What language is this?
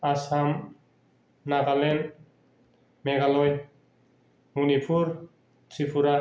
Bodo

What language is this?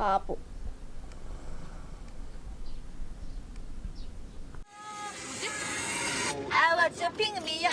Korean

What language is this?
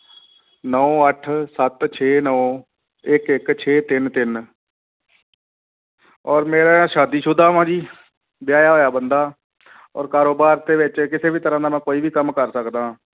Punjabi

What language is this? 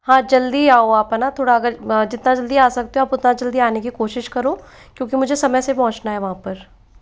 Hindi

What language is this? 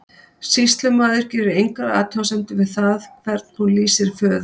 Icelandic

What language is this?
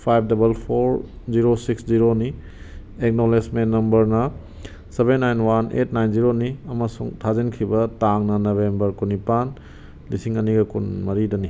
Manipuri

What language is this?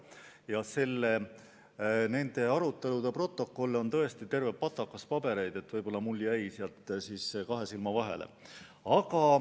Estonian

